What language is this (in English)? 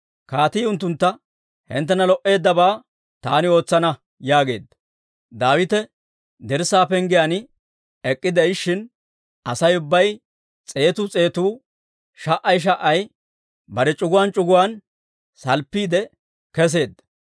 Dawro